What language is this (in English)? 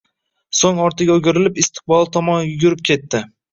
Uzbek